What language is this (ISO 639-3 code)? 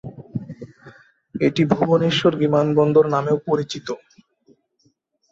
ben